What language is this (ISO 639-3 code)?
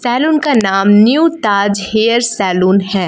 hin